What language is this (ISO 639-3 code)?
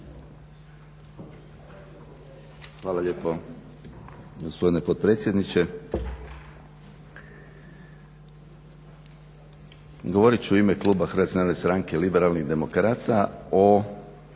hrv